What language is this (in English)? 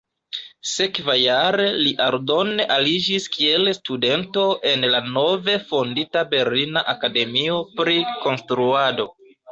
Esperanto